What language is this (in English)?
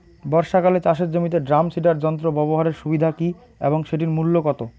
Bangla